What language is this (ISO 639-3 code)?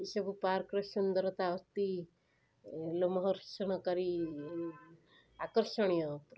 ori